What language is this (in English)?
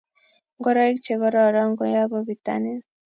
Kalenjin